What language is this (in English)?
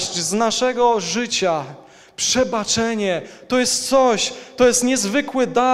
Polish